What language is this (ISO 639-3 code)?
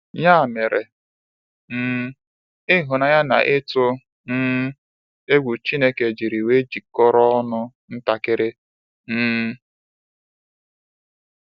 ibo